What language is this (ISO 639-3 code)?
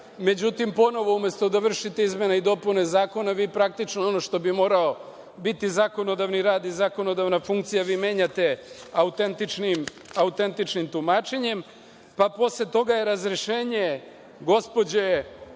srp